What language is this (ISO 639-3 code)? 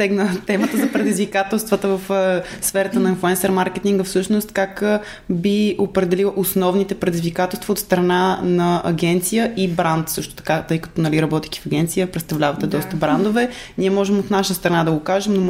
bul